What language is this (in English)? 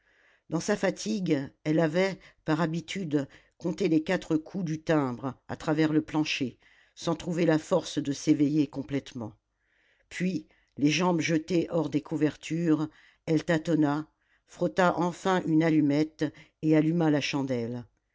French